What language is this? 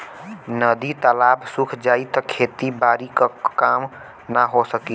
Bhojpuri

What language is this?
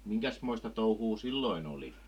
Finnish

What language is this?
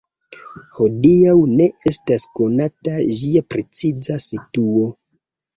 Esperanto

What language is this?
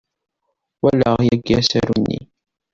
Kabyle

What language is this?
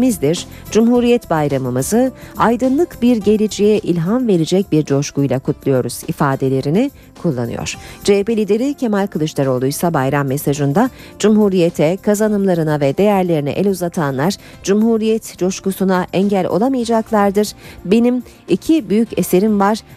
Turkish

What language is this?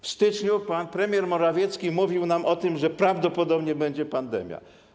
Polish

